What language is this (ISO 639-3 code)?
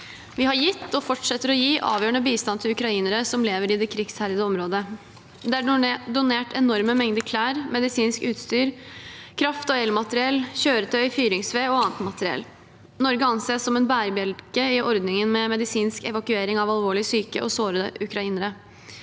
nor